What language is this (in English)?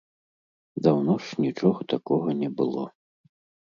Belarusian